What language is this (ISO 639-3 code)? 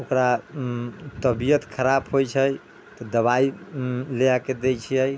mai